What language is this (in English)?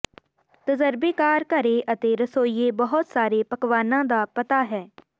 Punjabi